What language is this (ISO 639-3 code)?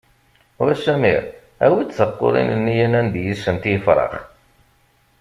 kab